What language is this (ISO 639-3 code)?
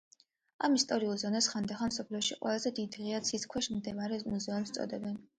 kat